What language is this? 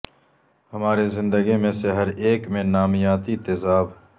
Urdu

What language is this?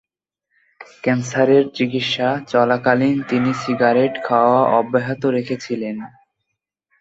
Bangla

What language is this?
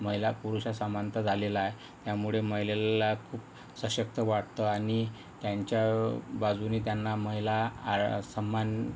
Marathi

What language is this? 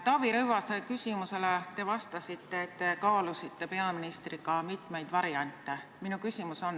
Estonian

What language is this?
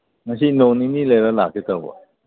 Manipuri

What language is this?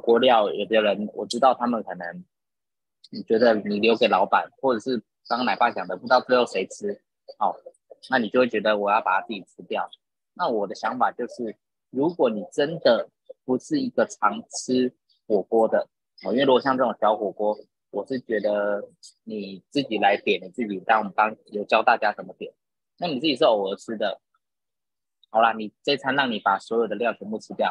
Chinese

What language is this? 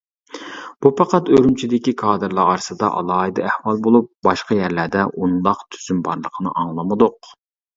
Uyghur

